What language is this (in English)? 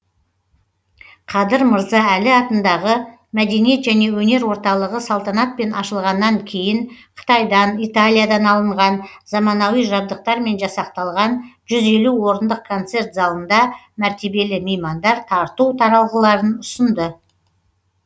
Kazakh